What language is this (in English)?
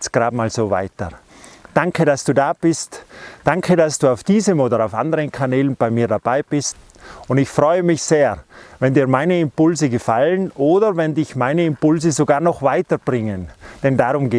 German